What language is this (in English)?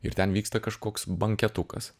Lithuanian